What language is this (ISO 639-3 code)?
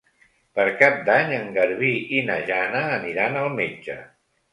cat